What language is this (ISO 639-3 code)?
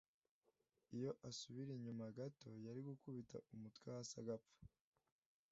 kin